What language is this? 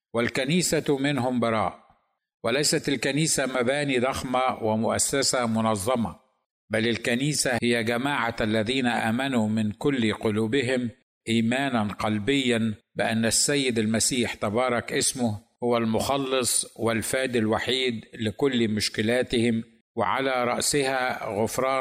Arabic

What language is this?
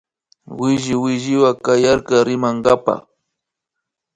Imbabura Highland Quichua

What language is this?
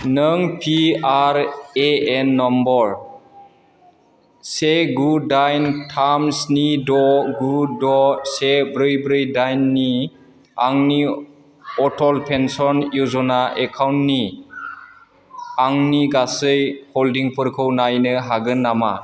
Bodo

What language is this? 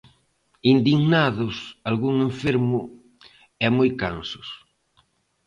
Galician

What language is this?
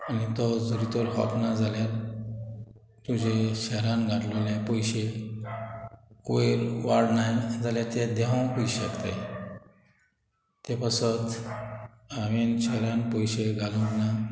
Konkani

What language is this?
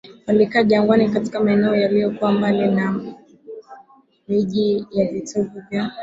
Swahili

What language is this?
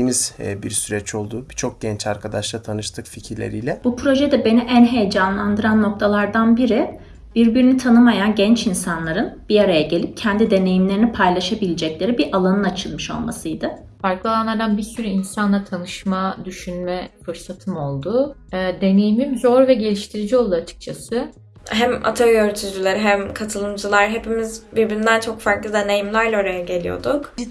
Turkish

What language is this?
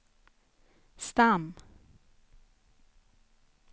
Swedish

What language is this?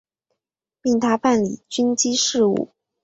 Chinese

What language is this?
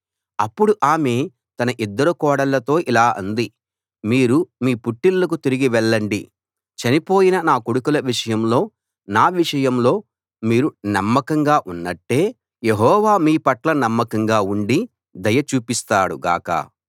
Telugu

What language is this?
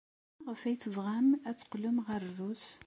Kabyle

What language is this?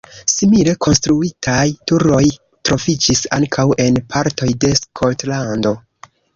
Esperanto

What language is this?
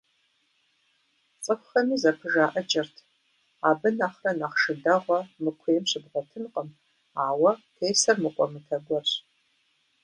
Kabardian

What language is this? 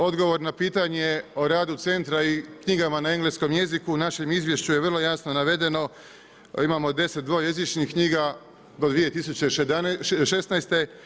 Croatian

